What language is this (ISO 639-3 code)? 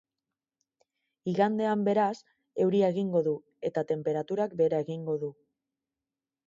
eus